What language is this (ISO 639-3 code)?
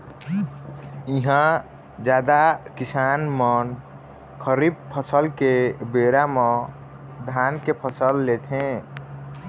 hne